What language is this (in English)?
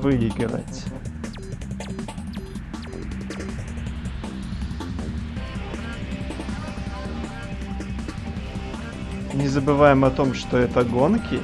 Russian